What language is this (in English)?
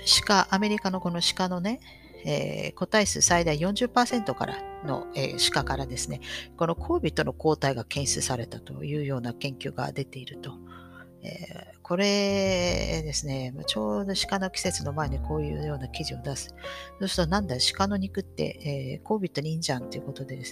Japanese